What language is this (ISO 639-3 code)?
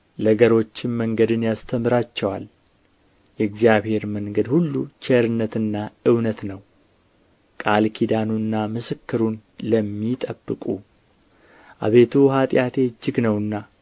amh